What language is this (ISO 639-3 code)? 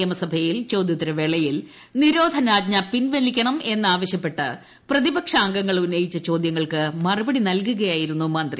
mal